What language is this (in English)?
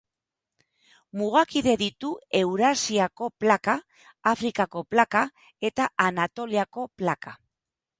Basque